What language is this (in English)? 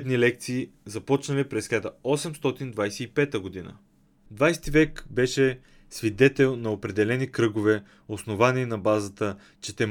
Bulgarian